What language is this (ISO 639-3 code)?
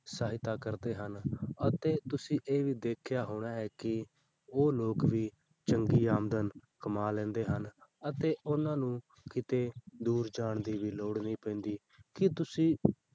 pan